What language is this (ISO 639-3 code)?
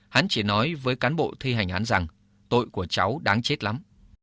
vie